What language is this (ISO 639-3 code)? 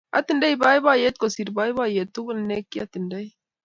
kln